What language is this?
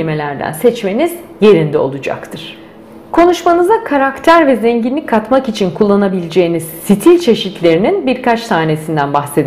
Turkish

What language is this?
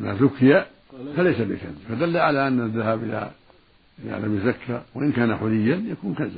Arabic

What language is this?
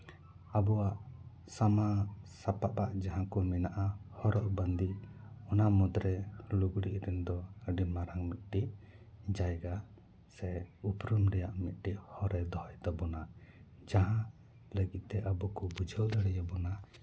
Santali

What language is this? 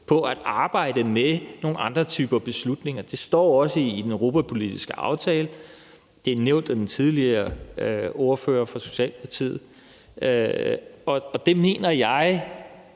Danish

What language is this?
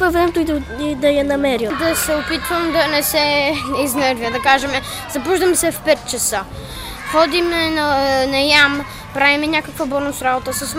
Bulgarian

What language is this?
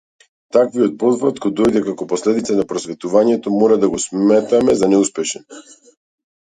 Macedonian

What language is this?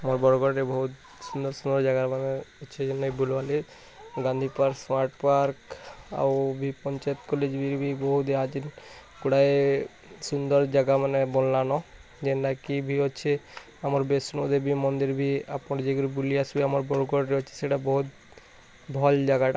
Odia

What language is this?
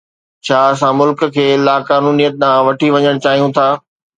Sindhi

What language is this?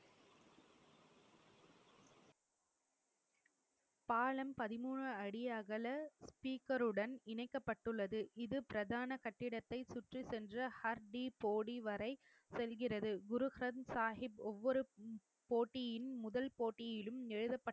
Tamil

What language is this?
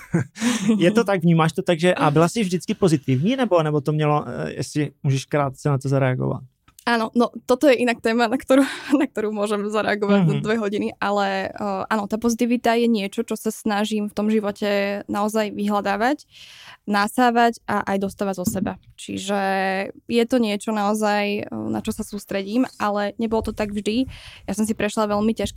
Czech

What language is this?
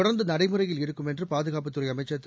Tamil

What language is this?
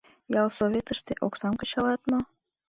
Mari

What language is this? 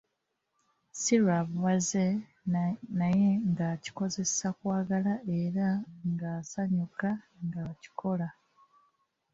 Ganda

